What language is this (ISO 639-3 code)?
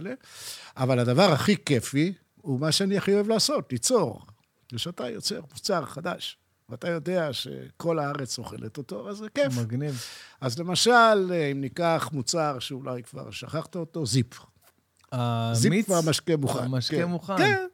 heb